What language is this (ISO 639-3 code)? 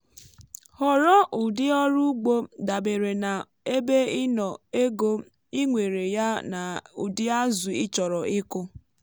ibo